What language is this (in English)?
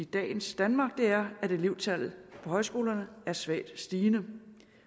Danish